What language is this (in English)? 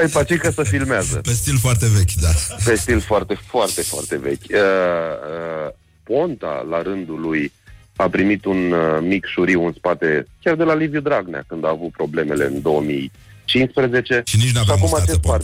Romanian